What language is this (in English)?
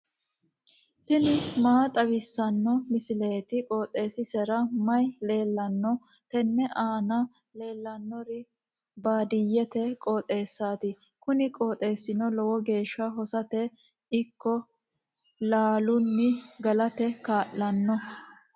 Sidamo